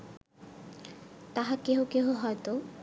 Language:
Bangla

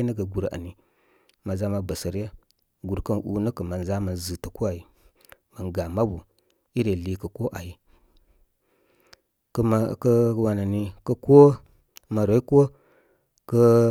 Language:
Koma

